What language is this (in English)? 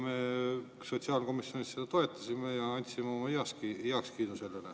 Estonian